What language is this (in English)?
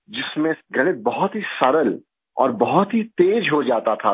Urdu